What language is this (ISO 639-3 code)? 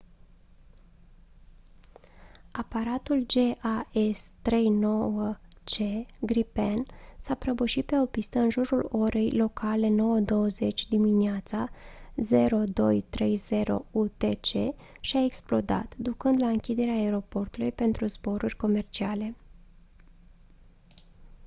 ron